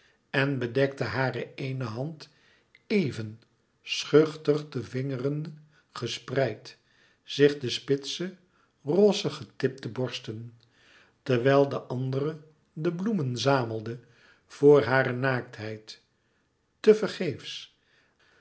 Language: Dutch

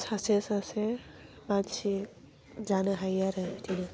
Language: Bodo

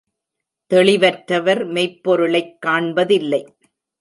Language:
Tamil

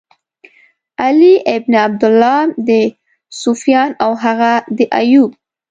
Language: Pashto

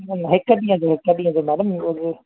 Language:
Sindhi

